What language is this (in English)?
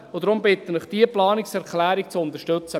Swiss German